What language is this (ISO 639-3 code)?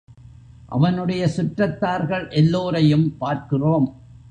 tam